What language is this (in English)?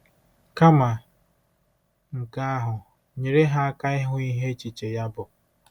Igbo